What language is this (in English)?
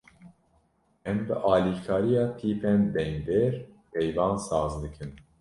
Kurdish